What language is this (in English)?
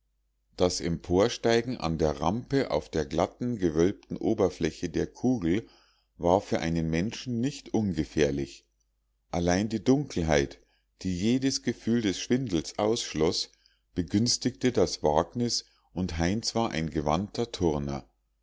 German